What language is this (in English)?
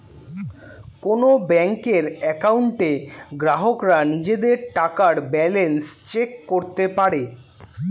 Bangla